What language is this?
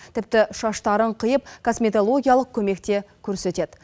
Kazakh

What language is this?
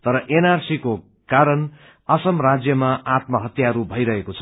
Nepali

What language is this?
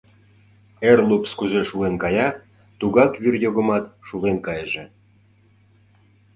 Mari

